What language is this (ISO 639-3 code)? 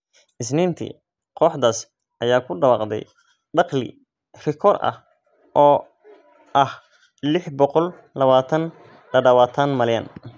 som